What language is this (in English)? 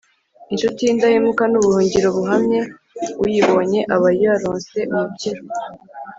Kinyarwanda